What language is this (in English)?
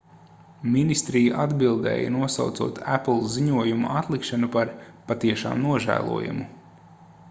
Latvian